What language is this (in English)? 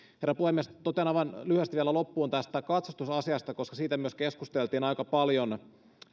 Finnish